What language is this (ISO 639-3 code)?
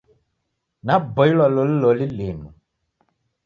dav